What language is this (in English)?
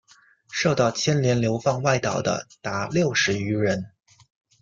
Chinese